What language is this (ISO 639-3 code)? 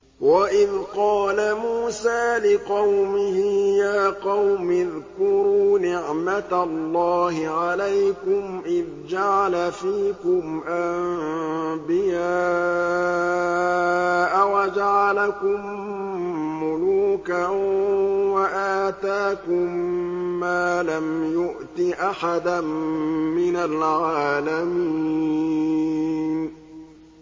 ara